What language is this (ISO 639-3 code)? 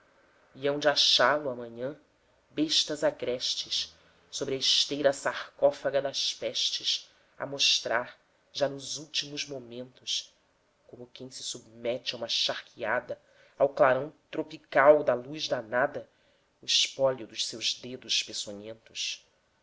por